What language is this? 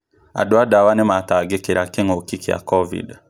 Kikuyu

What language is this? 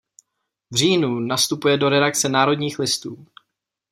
Czech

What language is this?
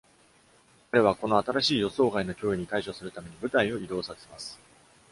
Japanese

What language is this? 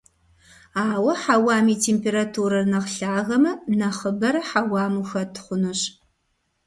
Kabardian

